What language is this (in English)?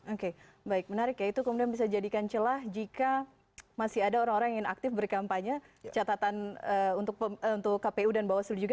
Indonesian